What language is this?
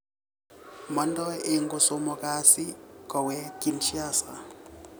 Kalenjin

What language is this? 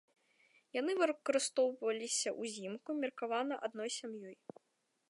Belarusian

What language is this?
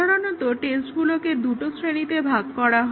Bangla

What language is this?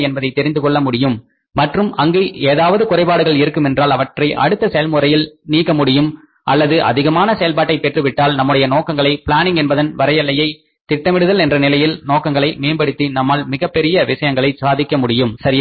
Tamil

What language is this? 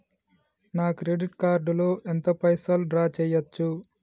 Telugu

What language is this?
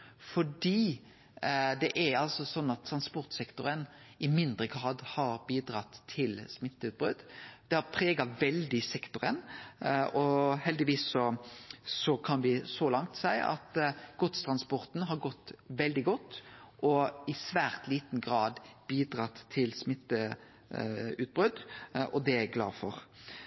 Norwegian Nynorsk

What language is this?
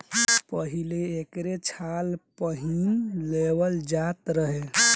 Bhojpuri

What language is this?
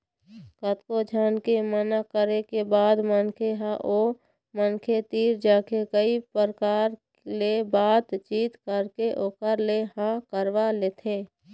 Chhattisgarhi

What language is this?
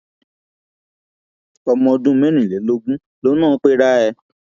Yoruba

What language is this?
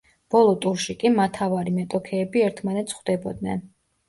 Georgian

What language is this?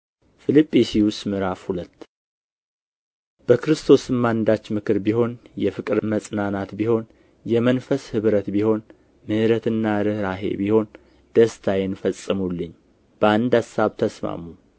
Amharic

